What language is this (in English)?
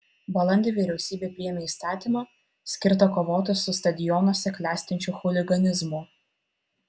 Lithuanian